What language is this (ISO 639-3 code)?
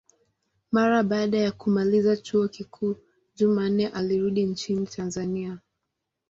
swa